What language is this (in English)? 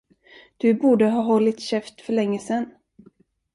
Swedish